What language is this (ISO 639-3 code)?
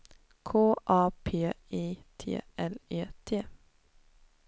swe